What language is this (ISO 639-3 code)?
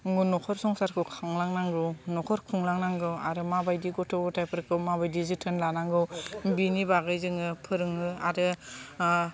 brx